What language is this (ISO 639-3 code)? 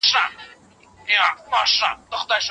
pus